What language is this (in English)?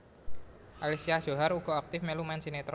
Javanese